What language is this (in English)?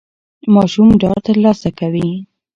Pashto